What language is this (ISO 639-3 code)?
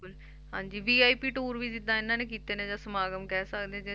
pan